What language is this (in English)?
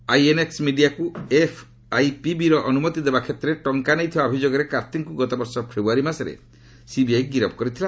Odia